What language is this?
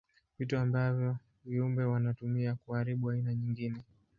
Swahili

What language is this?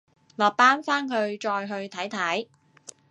Cantonese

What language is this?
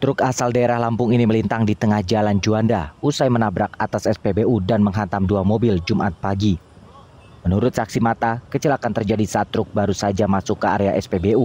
Indonesian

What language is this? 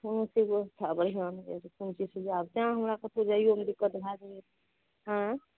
Maithili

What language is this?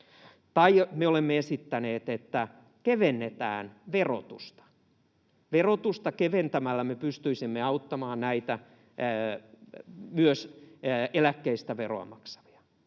Finnish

